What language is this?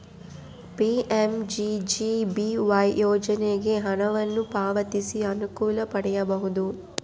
Kannada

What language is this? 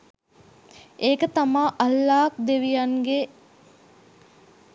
Sinhala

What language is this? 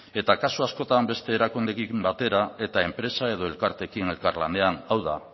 Basque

